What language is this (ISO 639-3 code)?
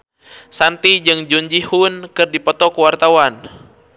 sun